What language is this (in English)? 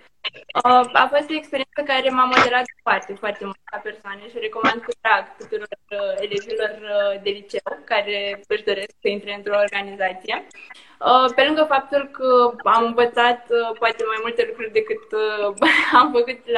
Romanian